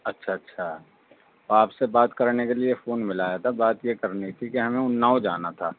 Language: Urdu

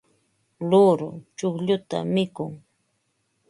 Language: Ambo-Pasco Quechua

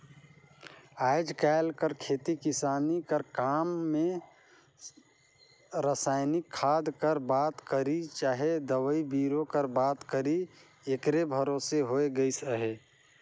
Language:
Chhattisgarhi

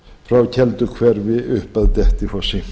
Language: Icelandic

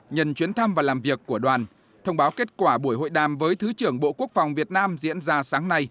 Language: Vietnamese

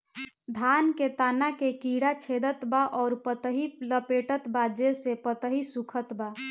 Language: Bhojpuri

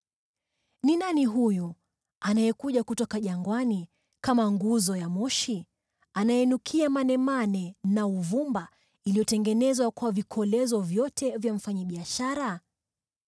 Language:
Swahili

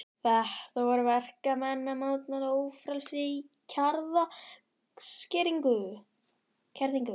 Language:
Icelandic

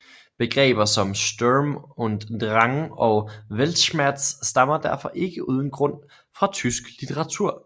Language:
Danish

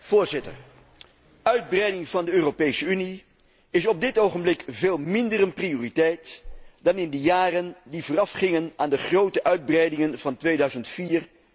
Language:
Dutch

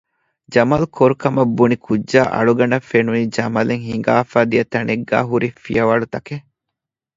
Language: Divehi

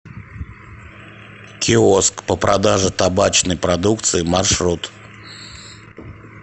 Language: Russian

